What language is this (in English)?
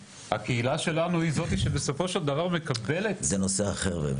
Hebrew